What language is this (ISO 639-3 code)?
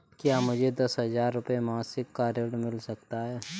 hin